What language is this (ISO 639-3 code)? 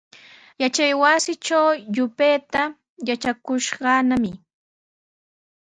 qws